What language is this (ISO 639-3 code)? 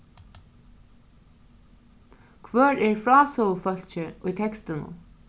fao